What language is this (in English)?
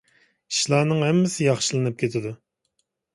Uyghur